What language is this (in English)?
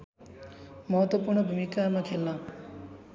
Nepali